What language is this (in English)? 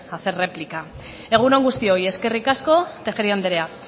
Basque